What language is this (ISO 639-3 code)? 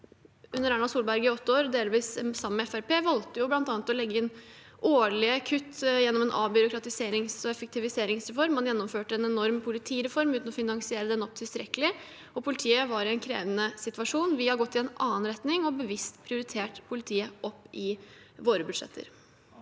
nor